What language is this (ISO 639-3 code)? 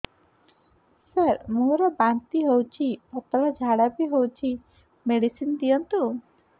ori